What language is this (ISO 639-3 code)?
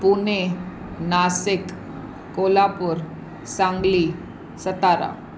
snd